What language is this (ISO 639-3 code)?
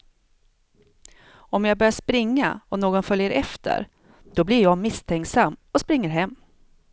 swe